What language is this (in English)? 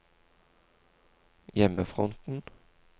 Norwegian